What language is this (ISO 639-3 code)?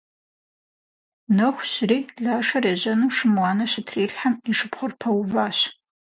kbd